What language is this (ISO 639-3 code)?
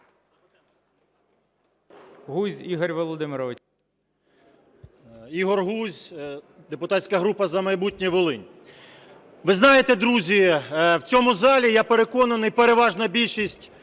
ukr